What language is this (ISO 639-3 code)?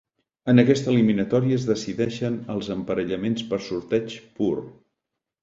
cat